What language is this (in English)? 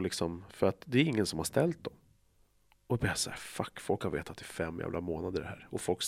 Swedish